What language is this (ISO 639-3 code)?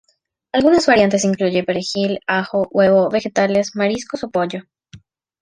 spa